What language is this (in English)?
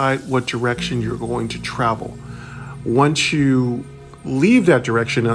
English